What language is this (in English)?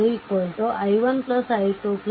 Kannada